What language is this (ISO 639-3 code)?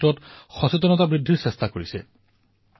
asm